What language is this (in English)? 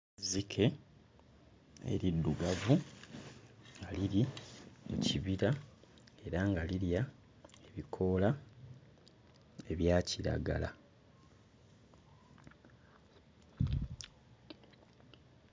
Ganda